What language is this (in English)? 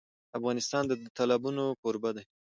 Pashto